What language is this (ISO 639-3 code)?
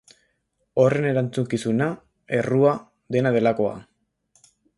eus